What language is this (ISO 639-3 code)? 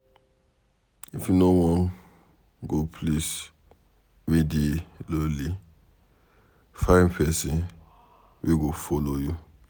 pcm